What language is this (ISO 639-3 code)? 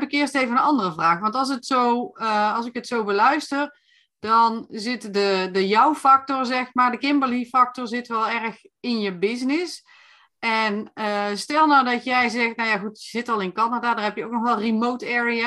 nld